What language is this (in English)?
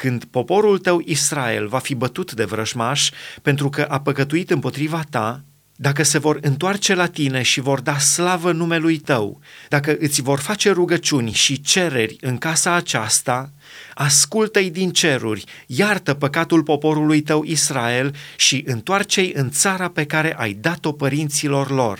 Romanian